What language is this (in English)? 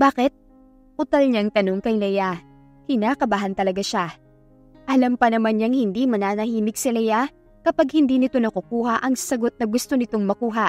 Filipino